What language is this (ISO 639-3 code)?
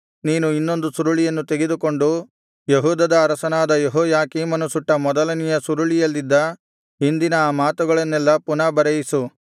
kan